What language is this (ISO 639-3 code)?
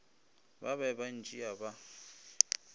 nso